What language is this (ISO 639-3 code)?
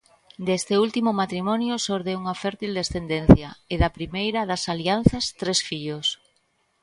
glg